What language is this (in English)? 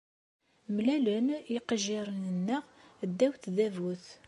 Kabyle